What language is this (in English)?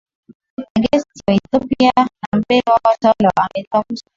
Swahili